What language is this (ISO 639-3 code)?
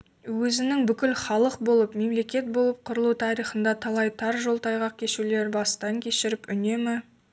kaz